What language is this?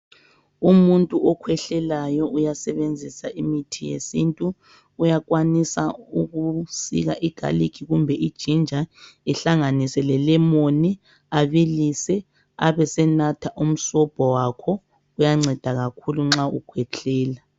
North Ndebele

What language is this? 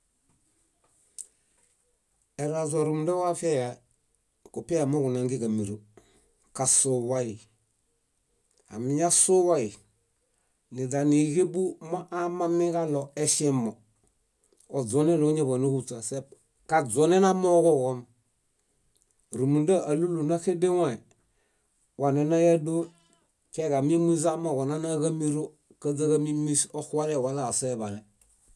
Bayot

